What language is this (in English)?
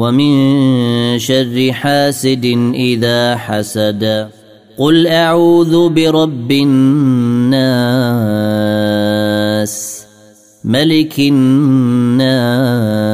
Arabic